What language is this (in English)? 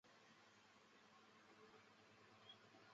Chinese